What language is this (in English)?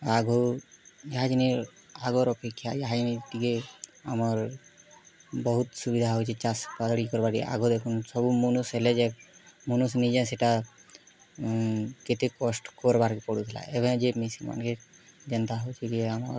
Odia